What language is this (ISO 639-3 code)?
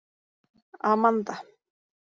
isl